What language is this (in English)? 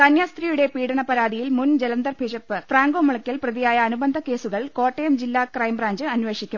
Malayalam